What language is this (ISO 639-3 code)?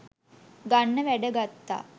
sin